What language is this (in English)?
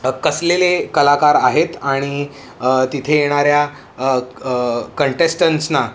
Marathi